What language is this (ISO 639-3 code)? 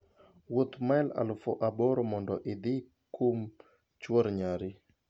luo